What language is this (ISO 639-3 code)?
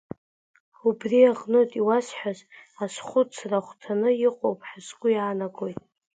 abk